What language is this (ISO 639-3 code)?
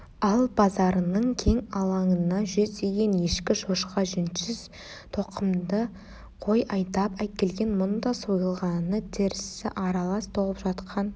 kaz